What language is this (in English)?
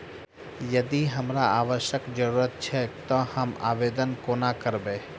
Maithili